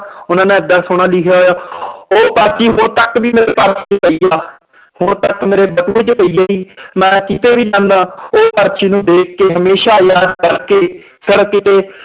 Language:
Punjabi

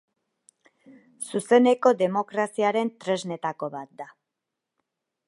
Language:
Basque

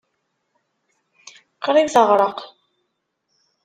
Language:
Kabyle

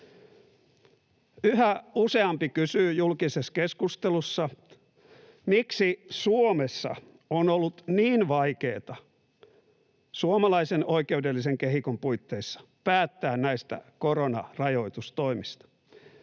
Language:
Finnish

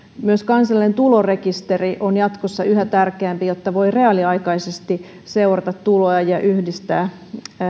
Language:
Finnish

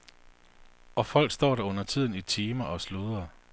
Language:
Danish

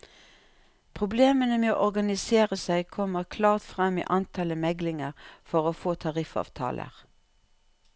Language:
Norwegian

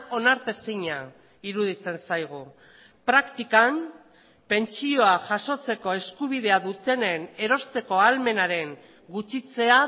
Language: Basque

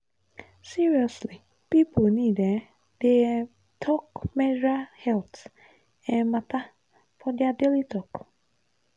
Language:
Nigerian Pidgin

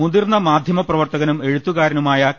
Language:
Malayalam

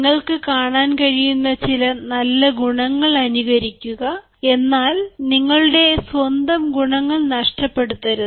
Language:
Malayalam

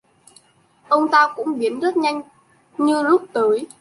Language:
Vietnamese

